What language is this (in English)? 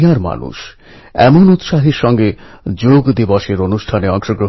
Bangla